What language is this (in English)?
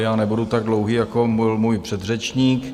Czech